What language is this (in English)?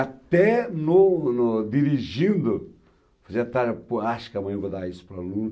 Portuguese